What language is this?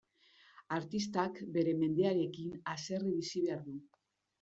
Basque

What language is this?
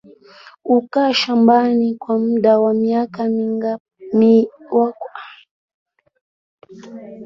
Swahili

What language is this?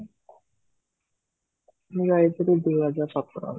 Odia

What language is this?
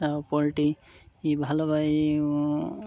Bangla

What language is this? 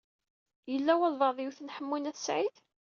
Kabyle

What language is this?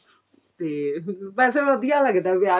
Punjabi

